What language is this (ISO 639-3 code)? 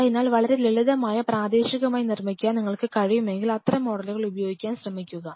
mal